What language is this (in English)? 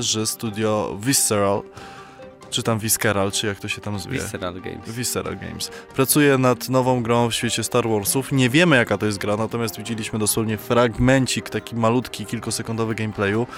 Polish